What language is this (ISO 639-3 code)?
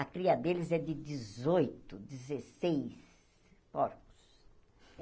por